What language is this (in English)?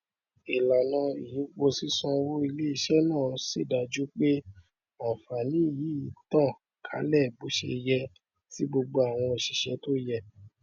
Yoruba